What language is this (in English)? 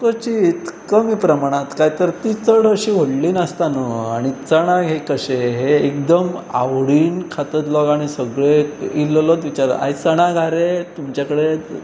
Konkani